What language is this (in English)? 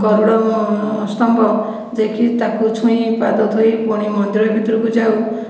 Odia